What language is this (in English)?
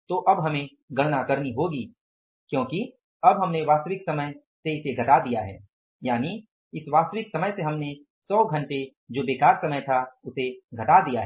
Hindi